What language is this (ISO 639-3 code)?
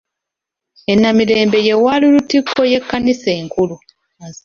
lug